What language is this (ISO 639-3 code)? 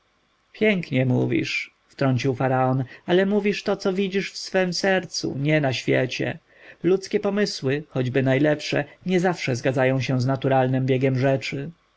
pol